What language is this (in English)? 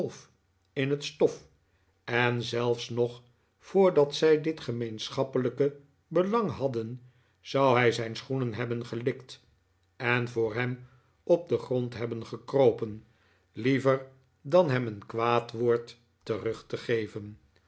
Dutch